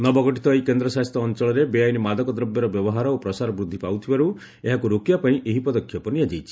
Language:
Odia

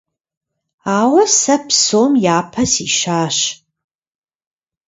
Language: Kabardian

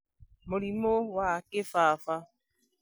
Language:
Kikuyu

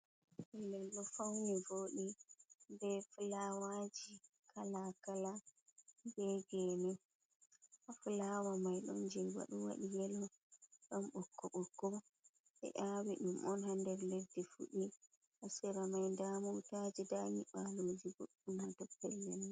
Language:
Fula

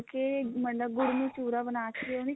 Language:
Punjabi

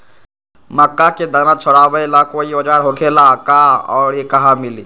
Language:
Magahi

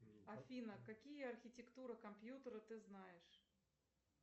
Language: Russian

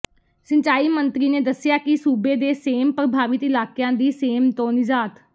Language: Punjabi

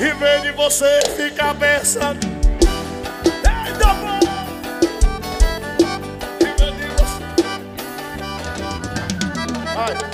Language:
Portuguese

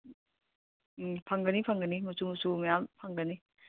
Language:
Manipuri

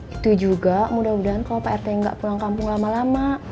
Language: Indonesian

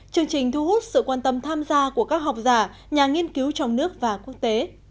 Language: Vietnamese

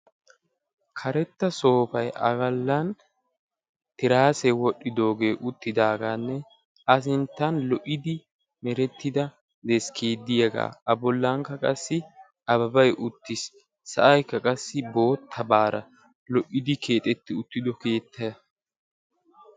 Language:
Wolaytta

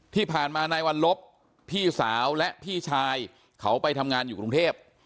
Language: Thai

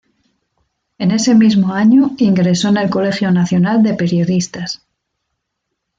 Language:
Spanish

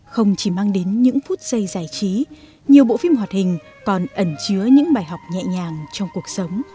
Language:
Vietnamese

